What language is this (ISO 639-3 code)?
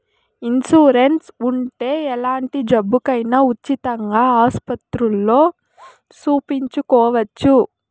tel